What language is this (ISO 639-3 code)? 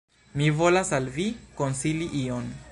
epo